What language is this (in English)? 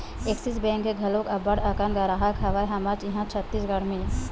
Chhattisgarhi